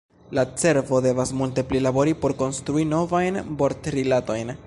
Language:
Esperanto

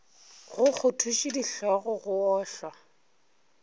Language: Northern Sotho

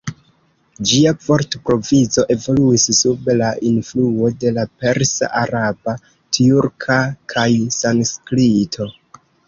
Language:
Esperanto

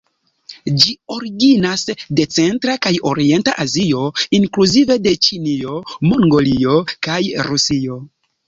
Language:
Esperanto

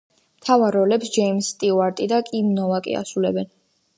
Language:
Georgian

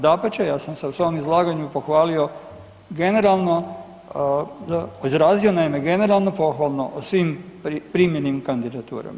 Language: Croatian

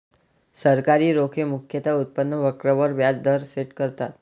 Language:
Marathi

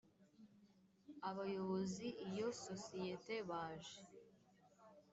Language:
Kinyarwanda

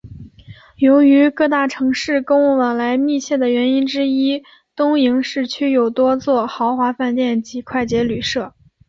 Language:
Chinese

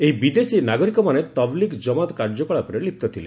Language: Odia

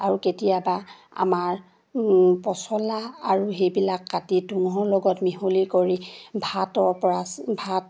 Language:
Assamese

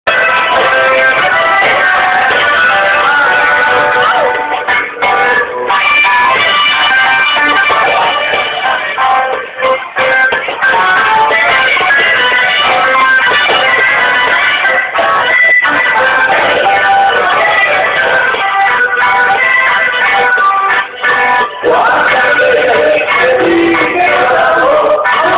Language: Arabic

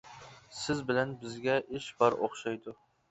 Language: Uyghur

